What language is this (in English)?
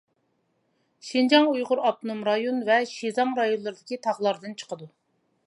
Uyghur